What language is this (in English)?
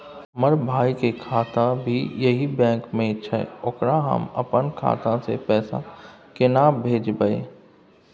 Maithili